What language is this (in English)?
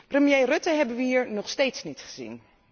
Dutch